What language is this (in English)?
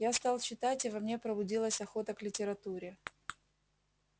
Russian